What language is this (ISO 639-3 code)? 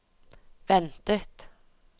nor